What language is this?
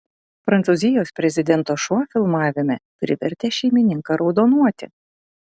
Lithuanian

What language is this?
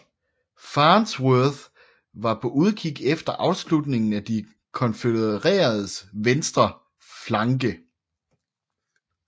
Danish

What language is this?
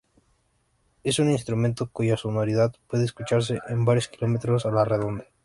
Spanish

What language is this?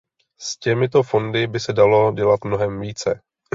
Czech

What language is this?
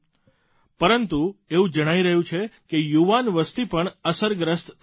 Gujarati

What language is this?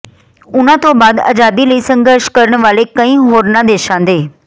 Punjabi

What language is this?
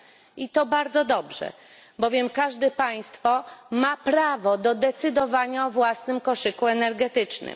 Polish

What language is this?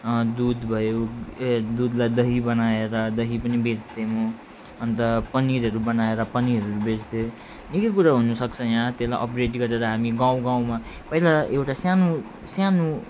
Nepali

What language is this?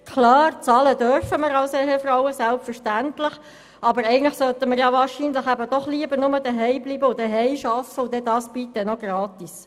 Swiss German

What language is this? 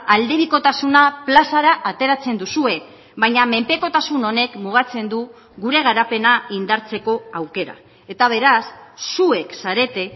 Basque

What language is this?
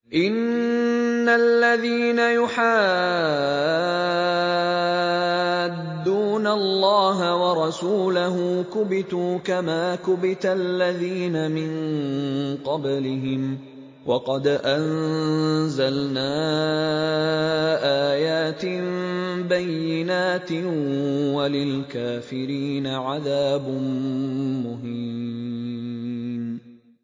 Arabic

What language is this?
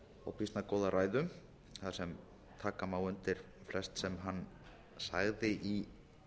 Icelandic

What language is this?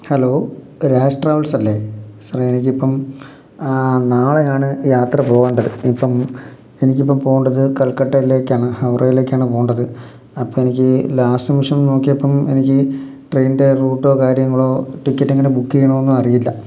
Malayalam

